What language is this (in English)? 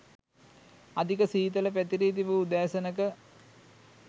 Sinhala